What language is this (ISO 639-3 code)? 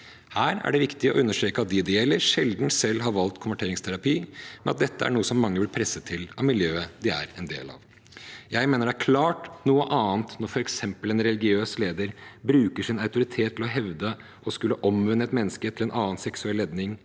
nor